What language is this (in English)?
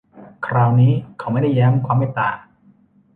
Thai